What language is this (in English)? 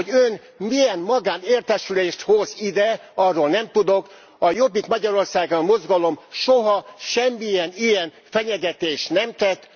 Hungarian